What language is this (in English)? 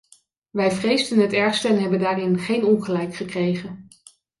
Dutch